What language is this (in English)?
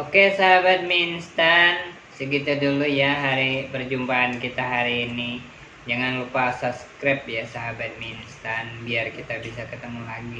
Indonesian